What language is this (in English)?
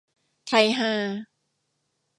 Thai